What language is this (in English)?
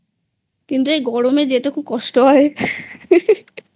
Bangla